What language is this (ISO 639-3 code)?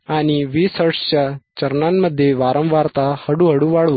mar